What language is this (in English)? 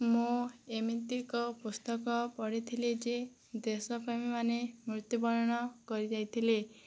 Odia